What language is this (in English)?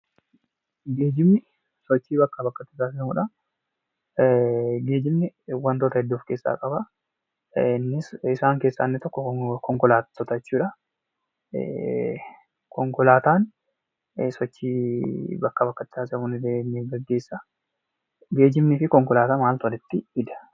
Oromo